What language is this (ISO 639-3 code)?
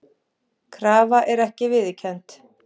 isl